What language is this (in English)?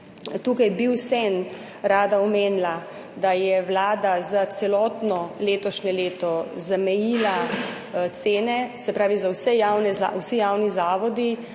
Slovenian